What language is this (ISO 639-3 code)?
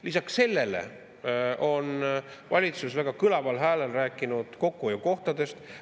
est